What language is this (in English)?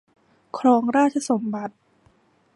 Thai